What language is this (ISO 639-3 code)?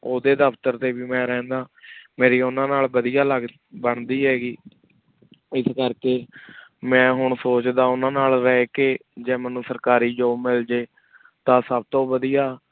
pan